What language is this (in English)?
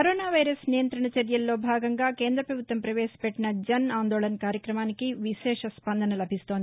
Telugu